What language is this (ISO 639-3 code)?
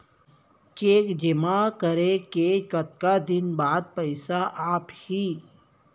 hne